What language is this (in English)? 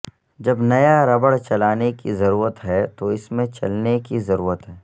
Urdu